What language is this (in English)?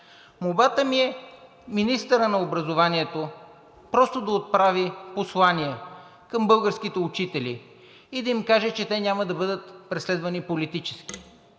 Bulgarian